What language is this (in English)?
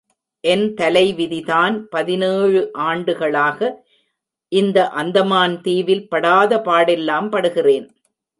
Tamil